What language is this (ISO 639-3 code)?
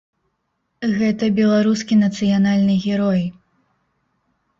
bel